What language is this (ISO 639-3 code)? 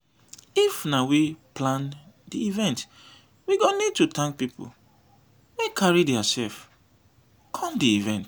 pcm